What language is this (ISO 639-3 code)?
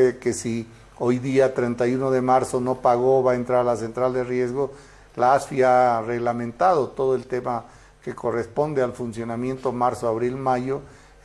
spa